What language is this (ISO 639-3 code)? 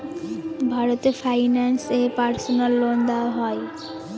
ben